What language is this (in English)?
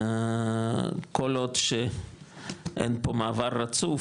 Hebrew